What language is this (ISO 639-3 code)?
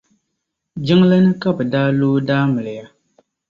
dag